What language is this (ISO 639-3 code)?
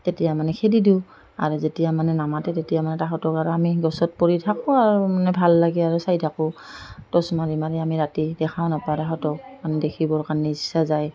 asm